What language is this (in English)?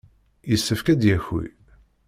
Kabyle